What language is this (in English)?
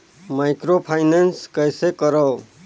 Chhattisgarhi